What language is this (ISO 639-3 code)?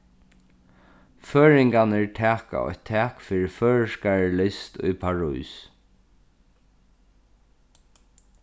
fao